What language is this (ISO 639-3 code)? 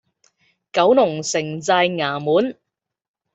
yue